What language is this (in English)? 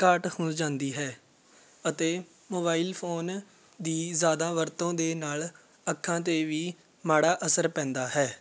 Punjabi